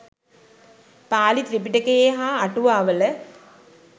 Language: Sinhala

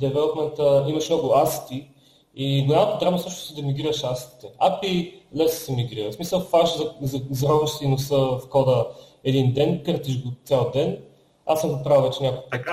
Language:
Bulgarian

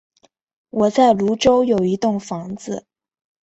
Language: Chinese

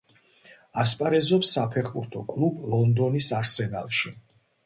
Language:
Georgian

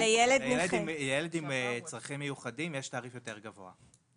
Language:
Hebrew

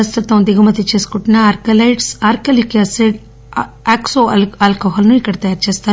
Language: Telugu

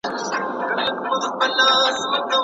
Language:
Pashto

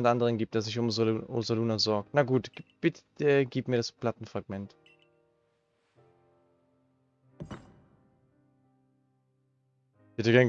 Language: German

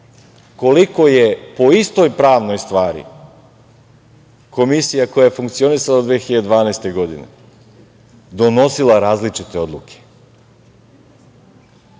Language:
Serbian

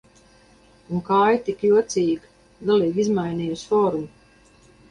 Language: Latvian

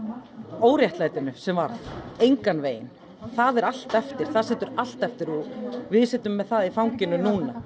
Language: Icelandic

